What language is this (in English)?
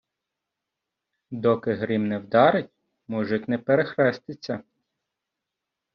Ukrainian